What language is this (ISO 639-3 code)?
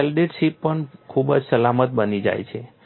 guj